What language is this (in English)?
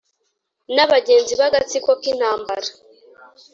Kinyarwanda